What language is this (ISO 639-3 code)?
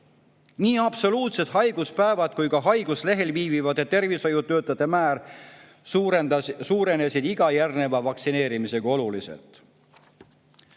est